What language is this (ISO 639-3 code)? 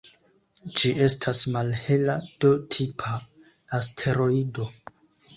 epo